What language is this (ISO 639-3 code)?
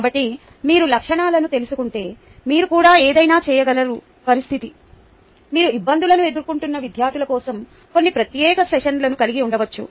tel